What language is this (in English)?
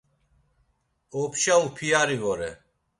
Laz